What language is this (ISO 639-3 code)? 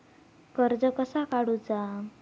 mar